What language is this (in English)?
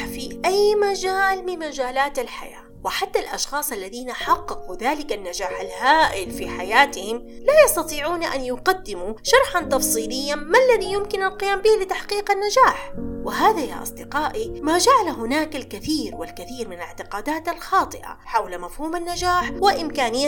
Arabic